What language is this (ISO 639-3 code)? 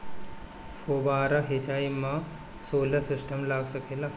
bho